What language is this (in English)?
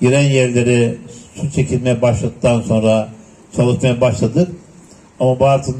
Turkish